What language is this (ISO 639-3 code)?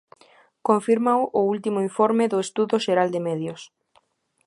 glg